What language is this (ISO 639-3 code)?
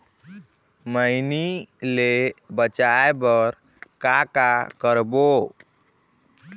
hne